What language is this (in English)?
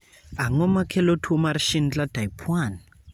Luo (Kenya and Tanzania)